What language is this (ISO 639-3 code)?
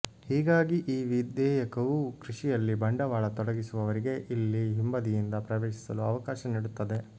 kan